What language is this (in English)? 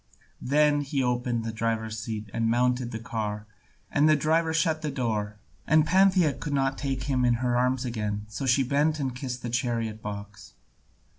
English